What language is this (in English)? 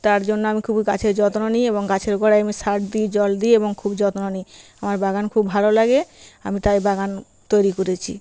Bangla